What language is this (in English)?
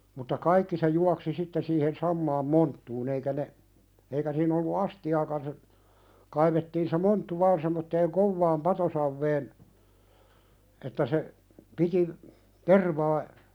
Finnish